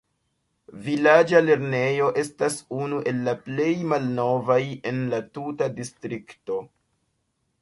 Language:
Esperanto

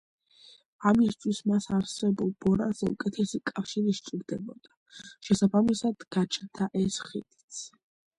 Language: Georgian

